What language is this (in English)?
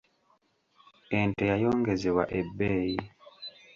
Ganda